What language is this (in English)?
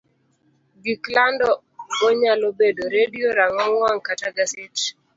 Luo (Kenya and Tanzania)